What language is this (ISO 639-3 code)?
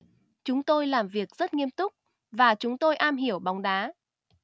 vie